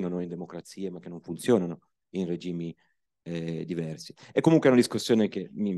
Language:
Italian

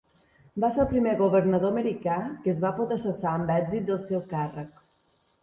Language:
Catalan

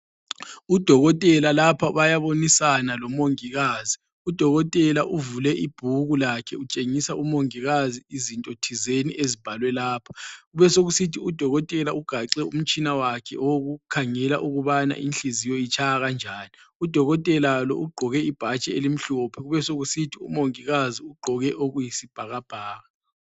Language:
North Ndebele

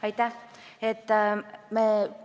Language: Estonian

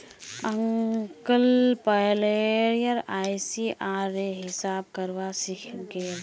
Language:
Magahi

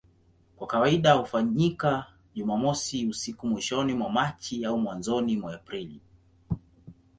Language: Swahili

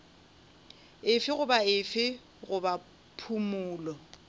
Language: Northern Sotho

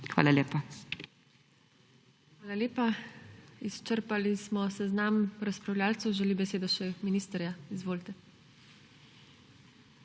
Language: Slovenian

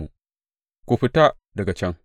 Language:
Hausa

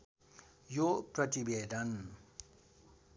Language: Nepali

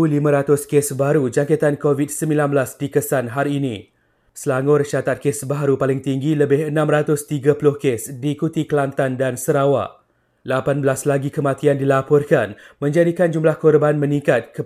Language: Malay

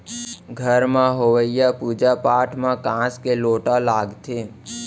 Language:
Chhattisgarhi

